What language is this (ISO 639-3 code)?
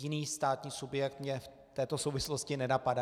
ces